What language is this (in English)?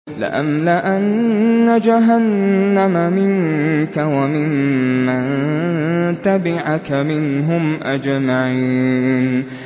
Arabic